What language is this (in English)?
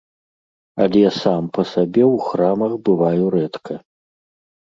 Belarusian